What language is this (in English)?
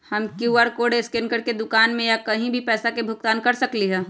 Magahi